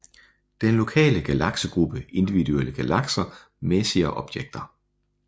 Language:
Danish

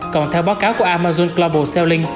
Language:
Vietnamese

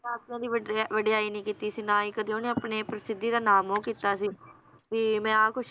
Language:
Punjabi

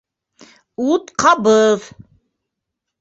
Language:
Bashkir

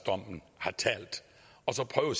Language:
Danish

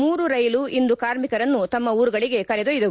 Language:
Kannada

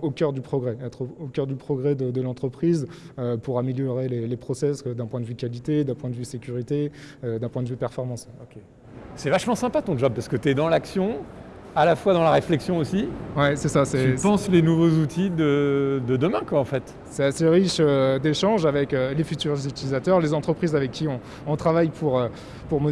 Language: French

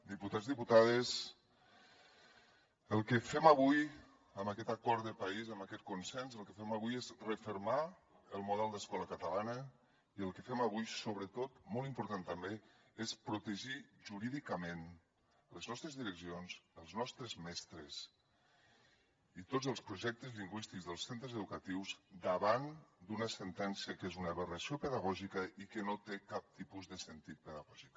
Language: Catalan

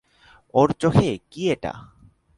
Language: Bangla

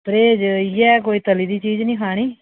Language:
Dogri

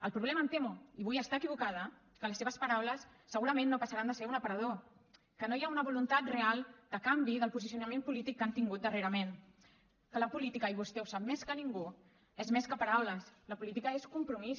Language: Catalan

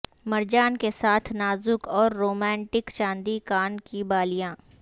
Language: Urdu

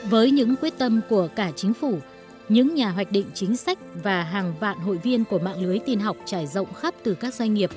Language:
Vietnamese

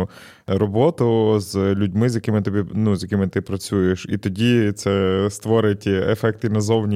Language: Ukrainian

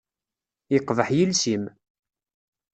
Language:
Kabyle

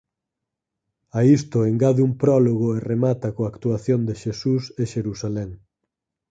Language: Galician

